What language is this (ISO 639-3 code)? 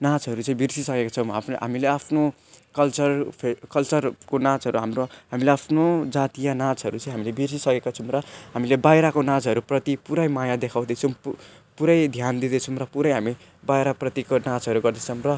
nep